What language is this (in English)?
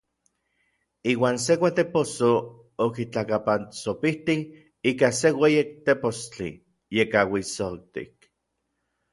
Orizaba Nahuatl